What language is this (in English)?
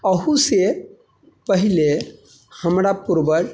Maithili